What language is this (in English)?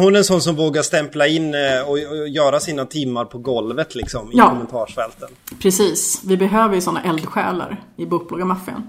Swedish